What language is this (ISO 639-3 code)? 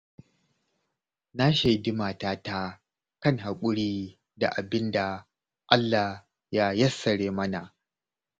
hau